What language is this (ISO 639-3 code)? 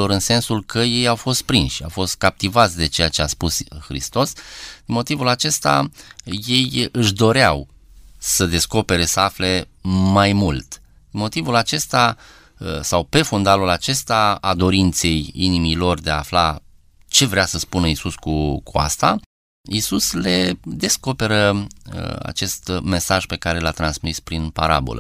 ron